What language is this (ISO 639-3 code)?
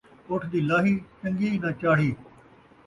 skr